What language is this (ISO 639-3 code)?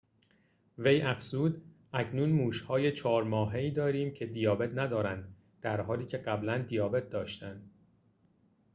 fas